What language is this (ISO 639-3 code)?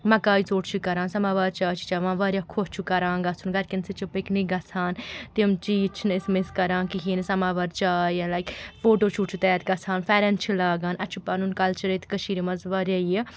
kas